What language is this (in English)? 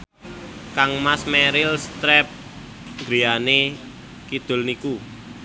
Javanese